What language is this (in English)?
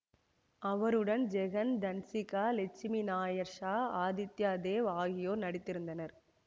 Tamil